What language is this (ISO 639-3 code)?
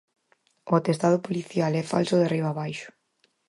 glg